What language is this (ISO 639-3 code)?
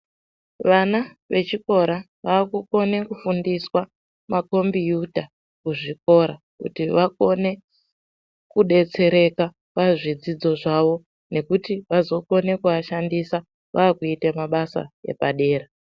ndc